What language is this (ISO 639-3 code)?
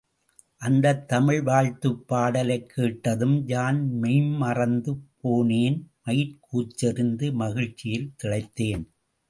tam